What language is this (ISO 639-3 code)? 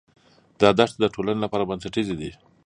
pus